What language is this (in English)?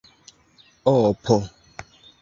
Esperanto